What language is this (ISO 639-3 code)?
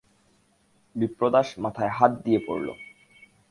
ben